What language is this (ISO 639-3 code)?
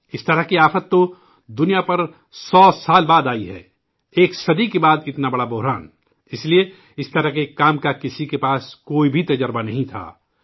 urd